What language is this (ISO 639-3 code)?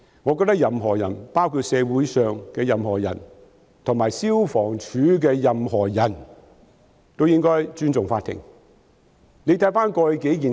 yue